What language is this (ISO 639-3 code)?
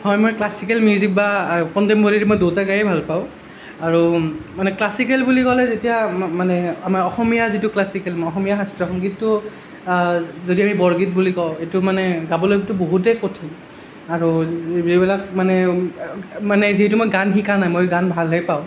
asm